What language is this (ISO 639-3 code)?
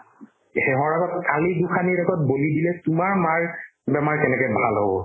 asm